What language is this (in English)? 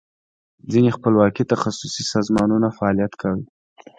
Pashto